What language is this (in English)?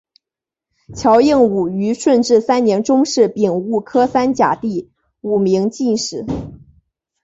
Chinese